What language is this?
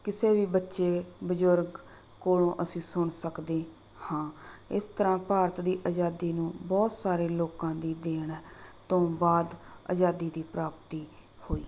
Punjabi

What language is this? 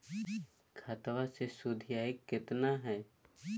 Magahi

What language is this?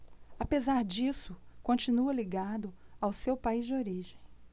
Portuguese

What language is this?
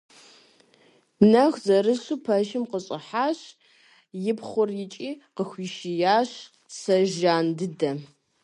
Kabardian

